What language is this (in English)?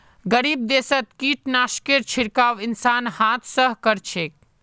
Magahi